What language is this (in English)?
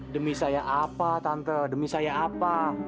Indonesian